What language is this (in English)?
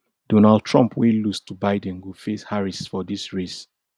Nigerian Pidgin